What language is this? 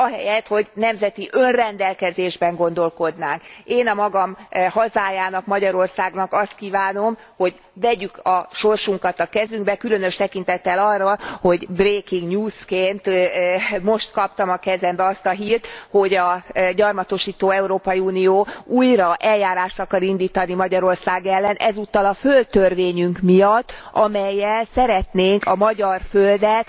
Hungarian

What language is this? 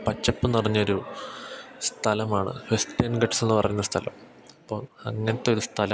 Malayalam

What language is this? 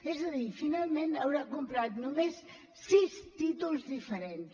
Catalan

